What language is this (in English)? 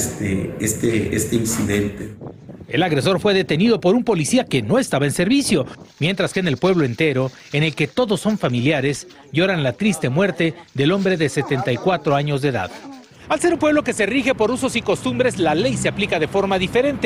Spanish